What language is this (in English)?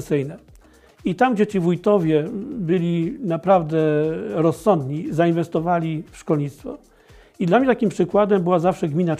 Polish